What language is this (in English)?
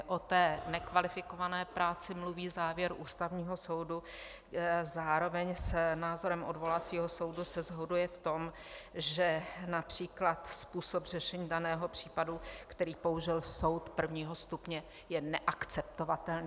Czech